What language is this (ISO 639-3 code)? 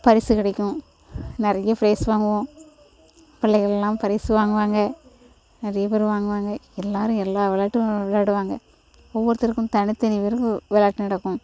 tam